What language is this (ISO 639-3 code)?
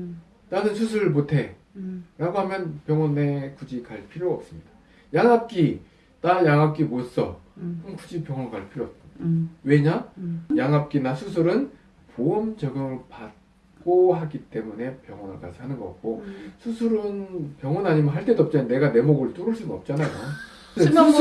kor